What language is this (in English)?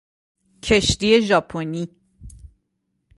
Persian